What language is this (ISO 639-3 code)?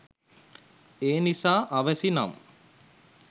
sin